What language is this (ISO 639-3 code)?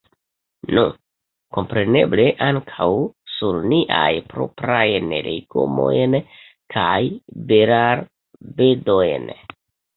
epo